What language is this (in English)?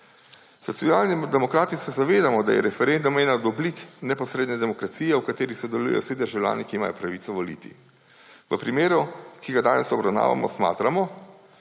Slovenian